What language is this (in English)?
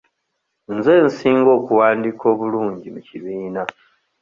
Ganda